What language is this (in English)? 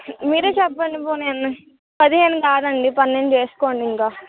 Telugu